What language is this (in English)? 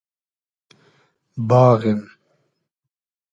Hazaragi